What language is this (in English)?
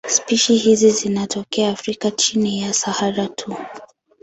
Swahili